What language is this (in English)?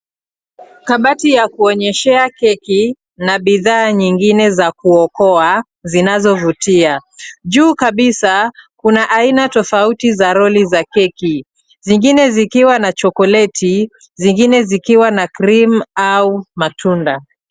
Swahili